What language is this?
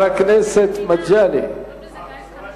Hebrew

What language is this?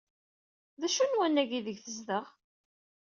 Kabyle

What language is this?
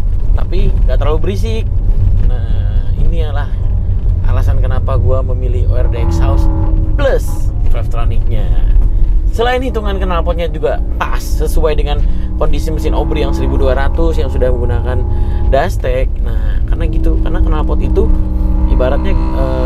Indonesian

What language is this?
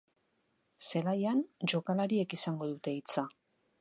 Basque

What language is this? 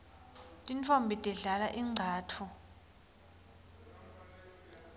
Swati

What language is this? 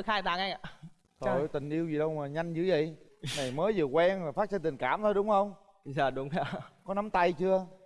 Vietnamese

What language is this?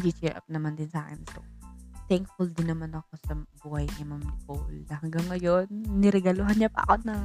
Filipino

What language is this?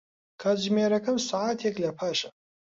Central Kurdish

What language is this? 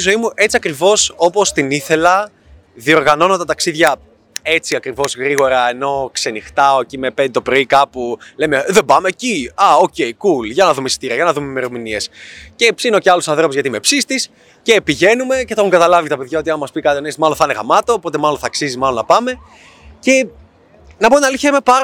Greek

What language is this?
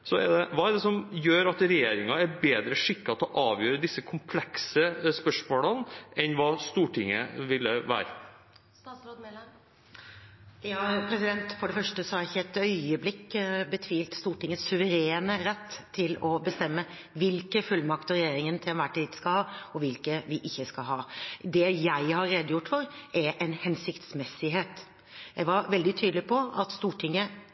Norwegian Bokmål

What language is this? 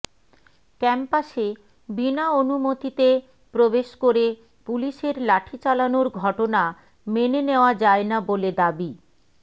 Bangla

